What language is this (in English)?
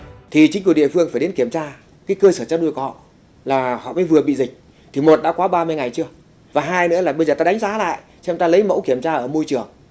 Vietnamese